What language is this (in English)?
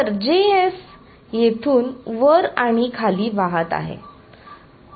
Marathi